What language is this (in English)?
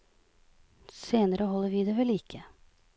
Norwegian